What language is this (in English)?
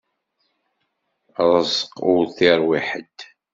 Kabyle